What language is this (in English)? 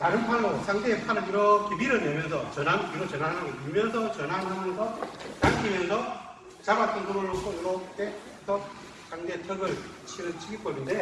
Korean